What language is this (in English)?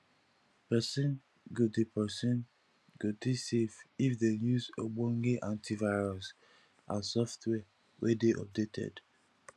Nigerian Pidgin